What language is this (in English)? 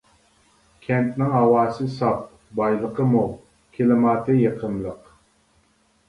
Uyghur